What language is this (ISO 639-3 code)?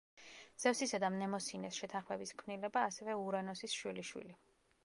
kat